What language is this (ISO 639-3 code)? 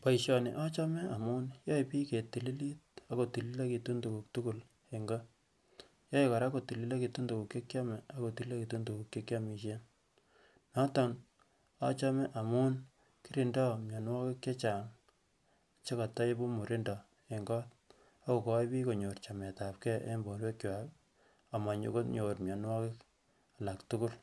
kln